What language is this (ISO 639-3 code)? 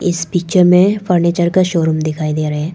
hin